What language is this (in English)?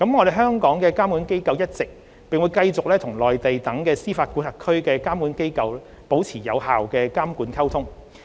Cantonese